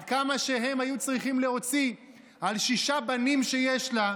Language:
Hebrew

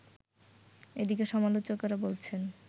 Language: Bangla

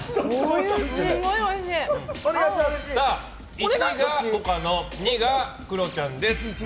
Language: Japanese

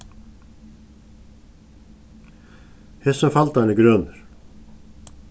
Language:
Faroese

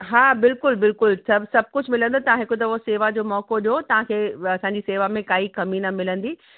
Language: Sindhi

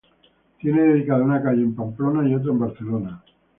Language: Spanish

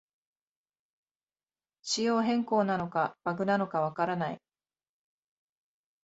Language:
Japanese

